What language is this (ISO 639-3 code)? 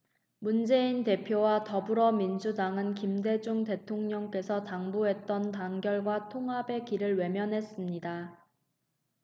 kor